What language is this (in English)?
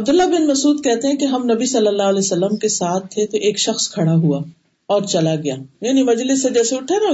Urdu